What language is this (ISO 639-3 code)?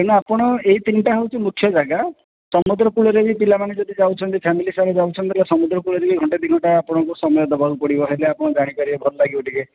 ori